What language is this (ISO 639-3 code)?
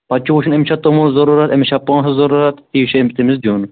kas